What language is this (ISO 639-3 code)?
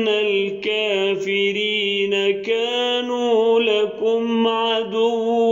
ara